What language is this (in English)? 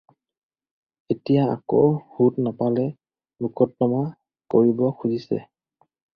Assamese